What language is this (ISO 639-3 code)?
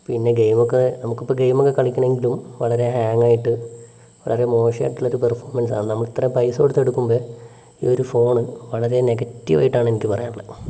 mal